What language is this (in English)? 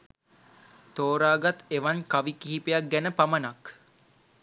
Sinhala